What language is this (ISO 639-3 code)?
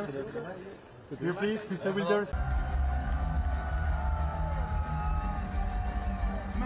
nld